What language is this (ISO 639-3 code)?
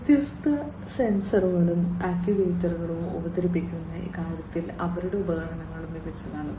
mal